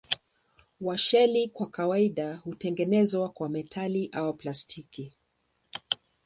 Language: Swahili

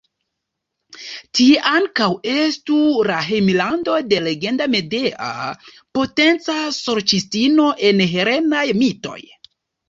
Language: Esperanto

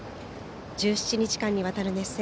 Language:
Japanese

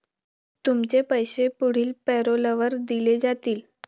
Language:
Marathi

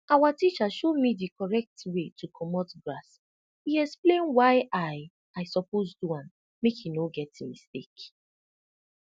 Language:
Nigerian Pidgin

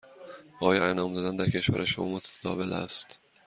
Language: Persian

